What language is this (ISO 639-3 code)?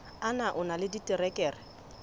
sot